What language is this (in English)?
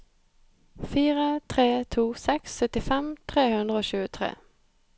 Norwegian